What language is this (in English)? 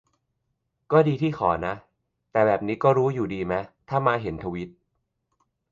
Thai